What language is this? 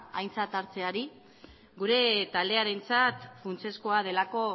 Basque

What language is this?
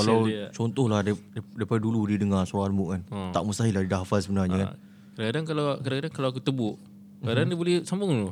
Malay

